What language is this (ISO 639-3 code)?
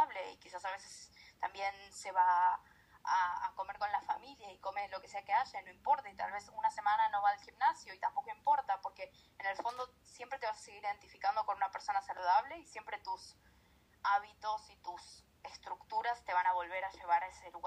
spa